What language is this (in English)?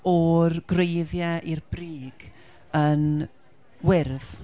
Welsh